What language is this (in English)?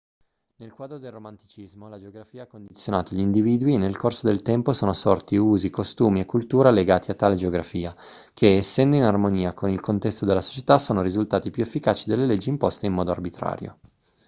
Italian